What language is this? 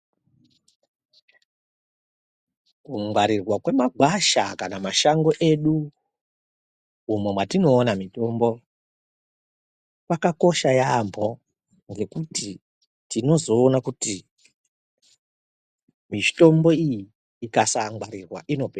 Ndau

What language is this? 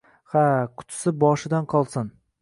Uzbek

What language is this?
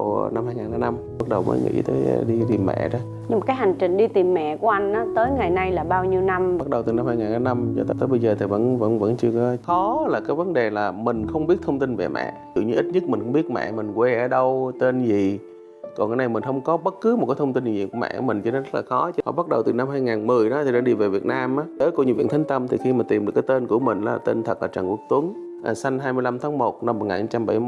Vietnamese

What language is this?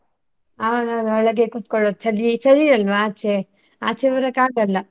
Kannada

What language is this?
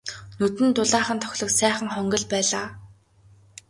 Mongolian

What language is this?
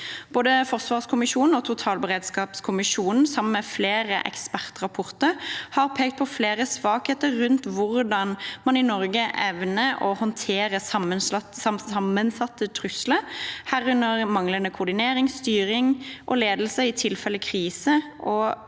Norwegian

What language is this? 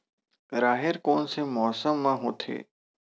Chhattisgarhi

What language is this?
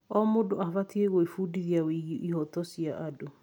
Kikuyu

